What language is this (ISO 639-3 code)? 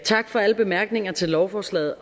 dan